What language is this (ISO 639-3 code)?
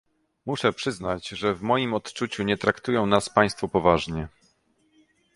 pol